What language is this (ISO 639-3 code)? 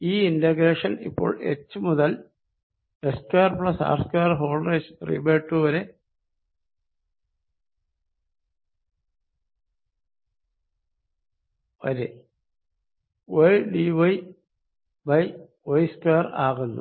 mal